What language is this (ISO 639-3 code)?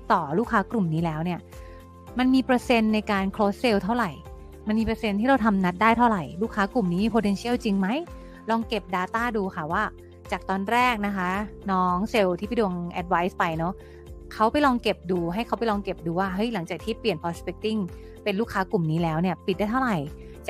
tha